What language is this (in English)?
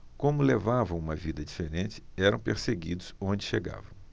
Portuguese